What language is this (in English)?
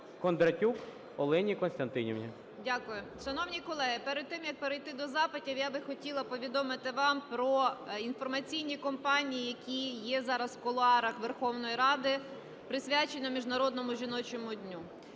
Ukrainian